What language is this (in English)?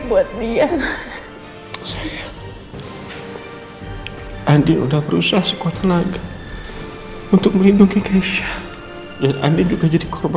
Indonesian